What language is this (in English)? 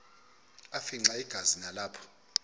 Xhosa